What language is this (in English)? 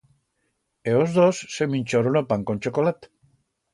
Aragonese